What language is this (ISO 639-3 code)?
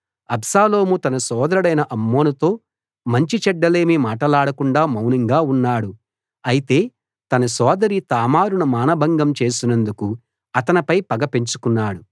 tel